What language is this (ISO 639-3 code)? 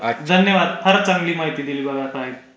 mar